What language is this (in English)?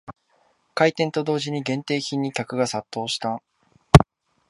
Japanese